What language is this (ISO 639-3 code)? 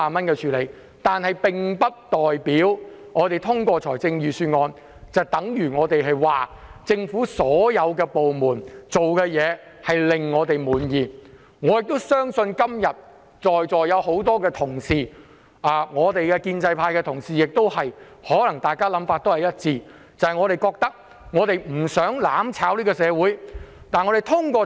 yue